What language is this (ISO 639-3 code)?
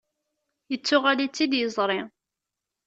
kab